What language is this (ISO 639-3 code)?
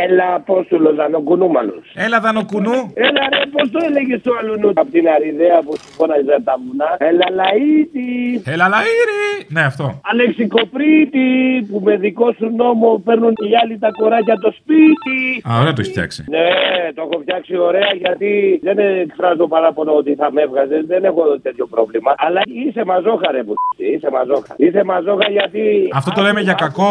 ell